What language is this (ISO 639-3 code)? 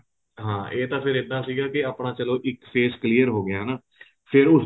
pan